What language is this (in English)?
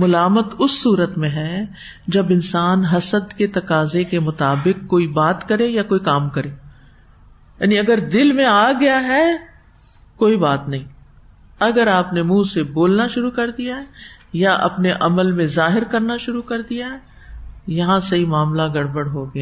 Urdu